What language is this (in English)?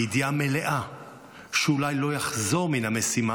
Hebrew